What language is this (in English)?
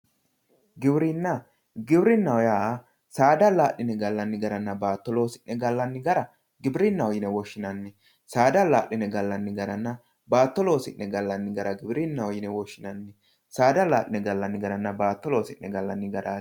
Sidamo